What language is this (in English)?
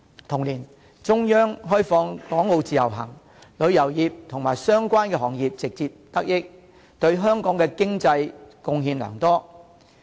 Cantonese